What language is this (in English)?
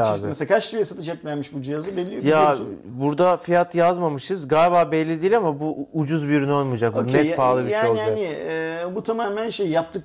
Turkish